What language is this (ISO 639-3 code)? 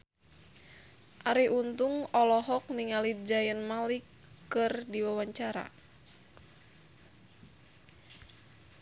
sun